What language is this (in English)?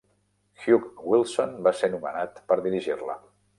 Catalan